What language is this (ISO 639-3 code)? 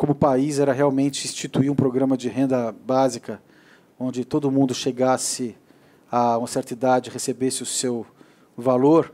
por